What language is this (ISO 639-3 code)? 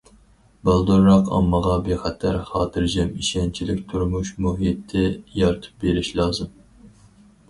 uig